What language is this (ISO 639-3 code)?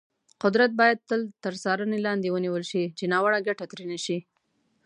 pus